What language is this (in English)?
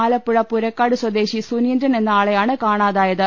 Malayalam